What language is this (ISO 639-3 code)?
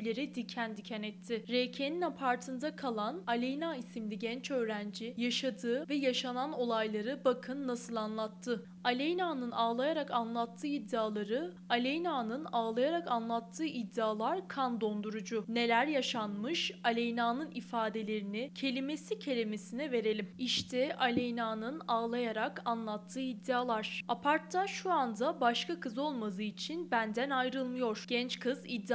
tur